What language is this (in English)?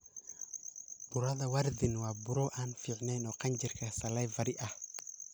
Somali